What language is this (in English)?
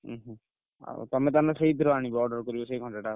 Odia